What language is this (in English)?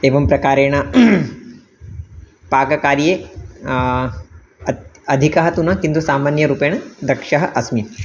Sanskrit